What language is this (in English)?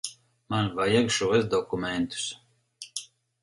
Latvian